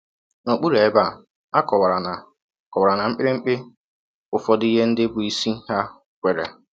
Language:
Igbo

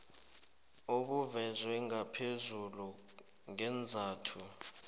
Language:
South Ndebele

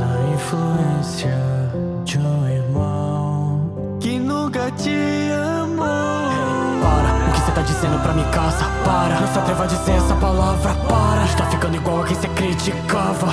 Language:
Portuguese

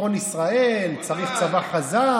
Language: Hebrew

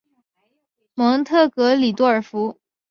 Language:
Chinese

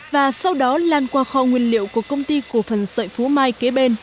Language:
Vietnamese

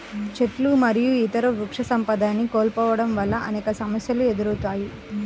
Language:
Telugu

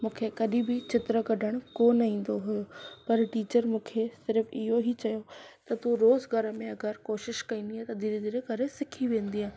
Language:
Sindhi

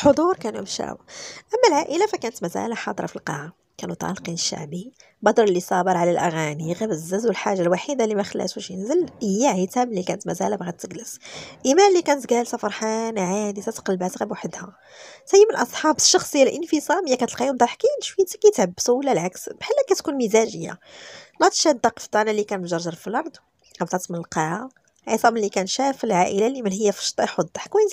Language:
Arabic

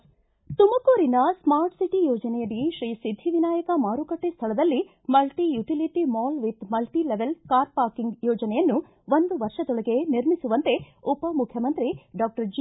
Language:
Kannada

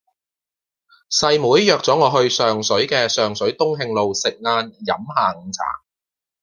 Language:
Cantonese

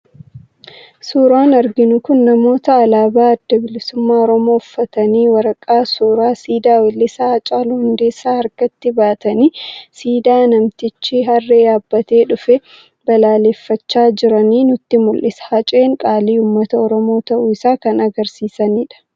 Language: Oromo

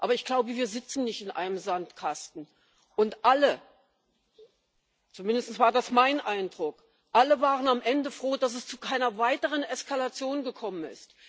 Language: German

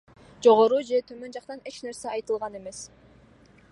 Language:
Kyrgyz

